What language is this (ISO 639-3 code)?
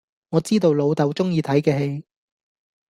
yue